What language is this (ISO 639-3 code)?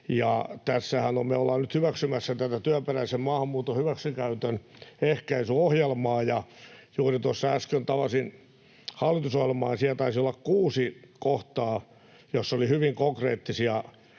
fin